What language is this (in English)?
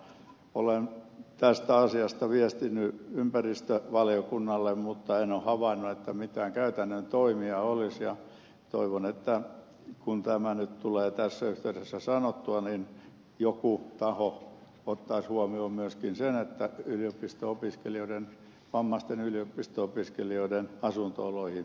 Finnish